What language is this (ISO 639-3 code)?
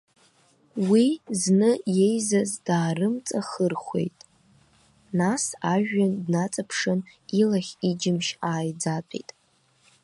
abk